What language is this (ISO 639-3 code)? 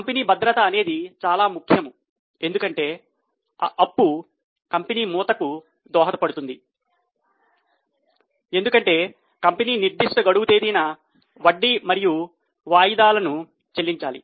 tel